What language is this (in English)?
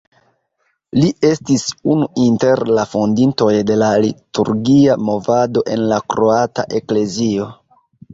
Esperanto